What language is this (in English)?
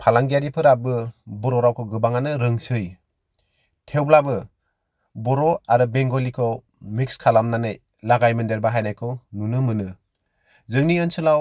Bodo